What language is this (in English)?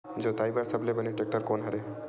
Chhattisgarhi